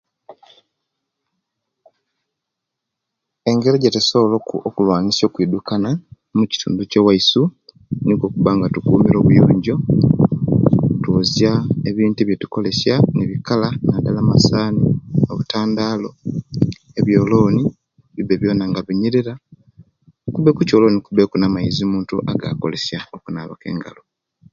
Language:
Kenyi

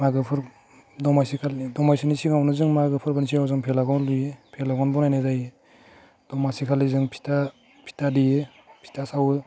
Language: Bodo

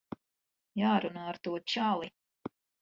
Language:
Latvian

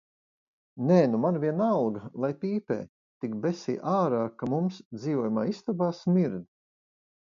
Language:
Latvian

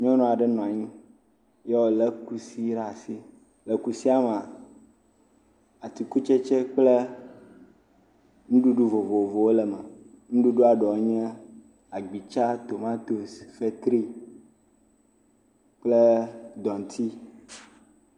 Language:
Ewe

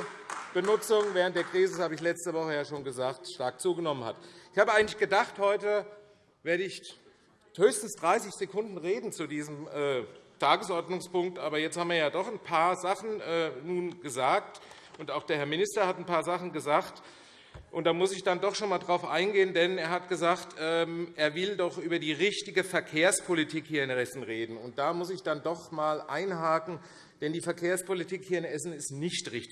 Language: German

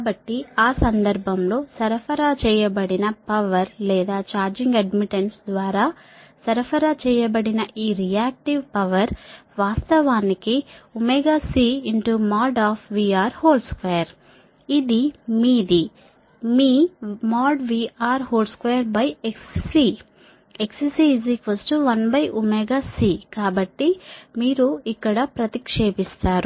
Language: Telugu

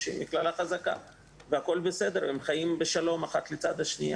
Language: Hebrew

